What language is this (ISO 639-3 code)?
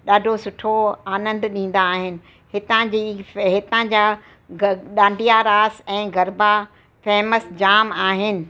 snd